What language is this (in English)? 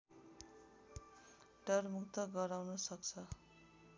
Nepali